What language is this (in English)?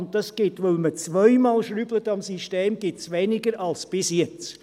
Swiss German